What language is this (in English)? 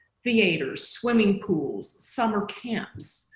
English